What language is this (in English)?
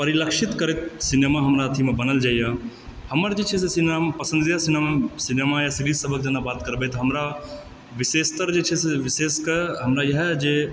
Maithili